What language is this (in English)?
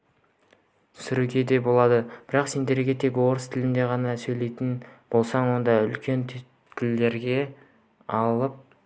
Kazakh